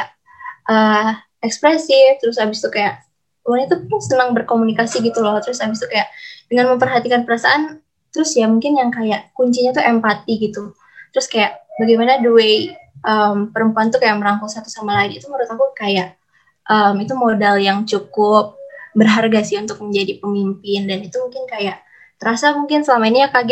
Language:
Indonesian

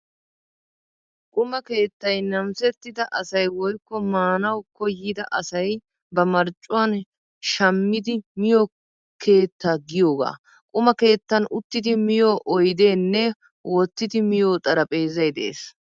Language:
Wolaytta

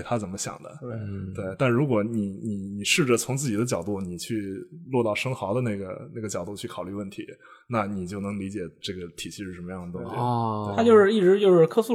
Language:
Chinese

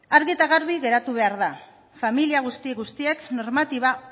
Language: Basque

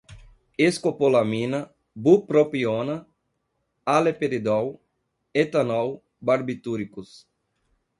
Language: Portuguese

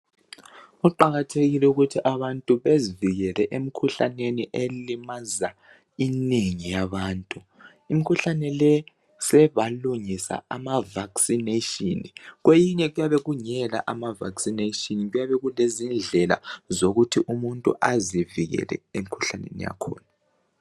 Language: North Ndebele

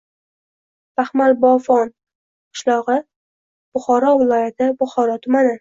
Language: Uzbek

